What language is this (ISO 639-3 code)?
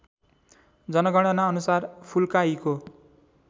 nep